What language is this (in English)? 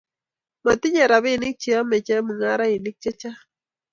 Kalenjin